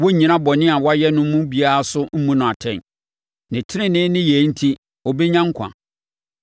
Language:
Akan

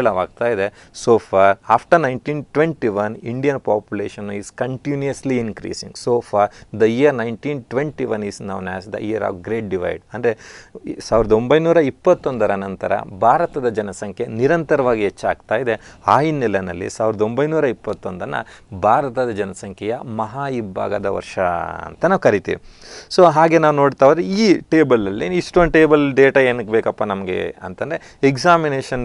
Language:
Hindi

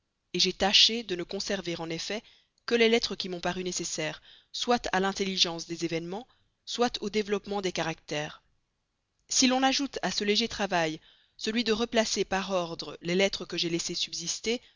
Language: French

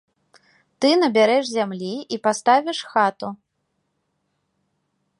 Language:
Belarusian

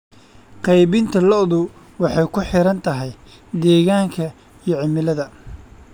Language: Somali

